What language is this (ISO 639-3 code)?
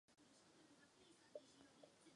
ces